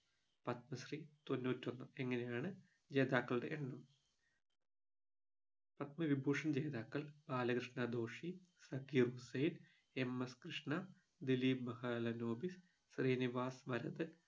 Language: Malayalam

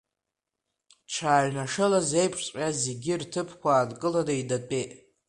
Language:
Abkhazian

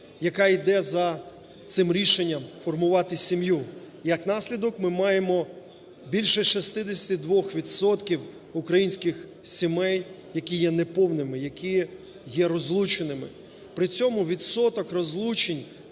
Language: Ukrainian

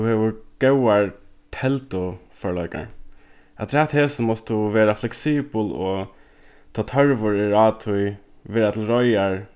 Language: Faroese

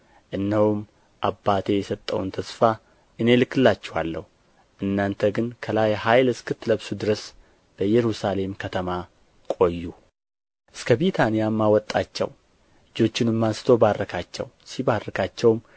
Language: Amharic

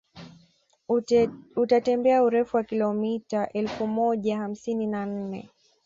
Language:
Swahili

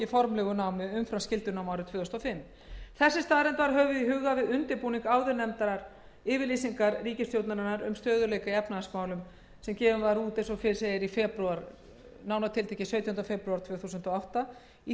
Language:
Icelandic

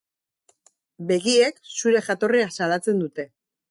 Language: Basque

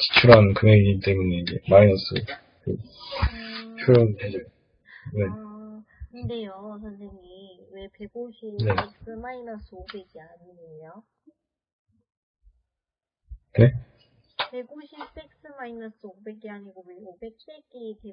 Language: Korean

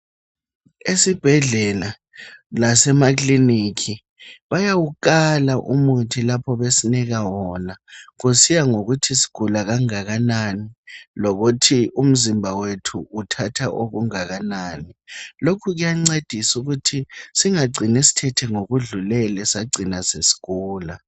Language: North Ndebele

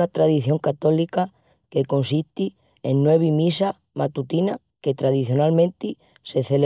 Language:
Extremaduran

